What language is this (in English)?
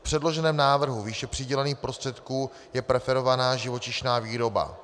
Czech